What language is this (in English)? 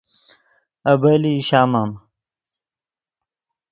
Yidgha